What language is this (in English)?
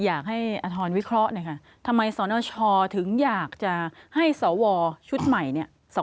Thai